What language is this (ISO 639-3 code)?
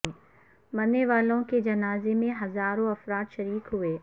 urd